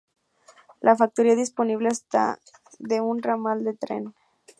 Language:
Spanish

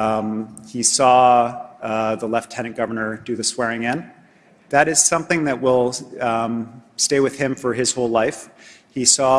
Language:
English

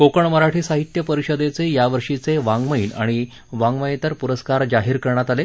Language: Marathi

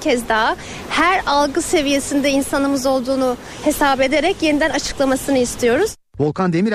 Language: Turkish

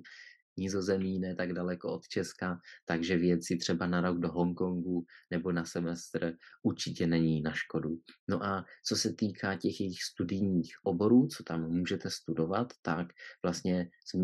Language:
Czech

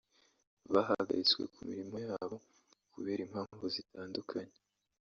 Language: Kinyarwanda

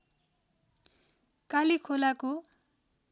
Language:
Nepali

